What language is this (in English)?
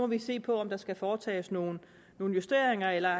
Danish